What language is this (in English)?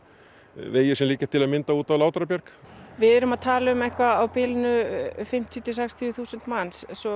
Icelandic